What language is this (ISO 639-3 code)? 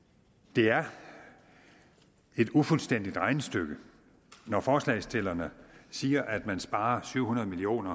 dan